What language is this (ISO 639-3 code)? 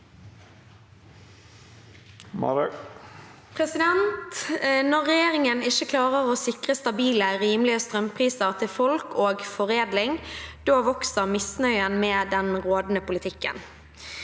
nor